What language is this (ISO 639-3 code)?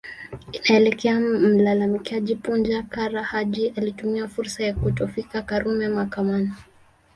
swa